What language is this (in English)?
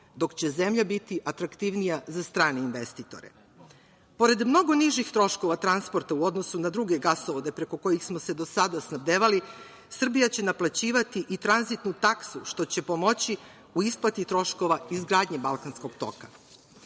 Serbian